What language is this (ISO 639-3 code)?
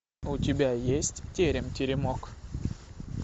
rus